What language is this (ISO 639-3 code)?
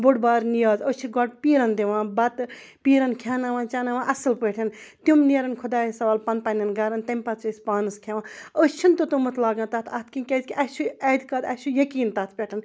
kas